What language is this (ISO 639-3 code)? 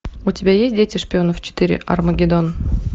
rus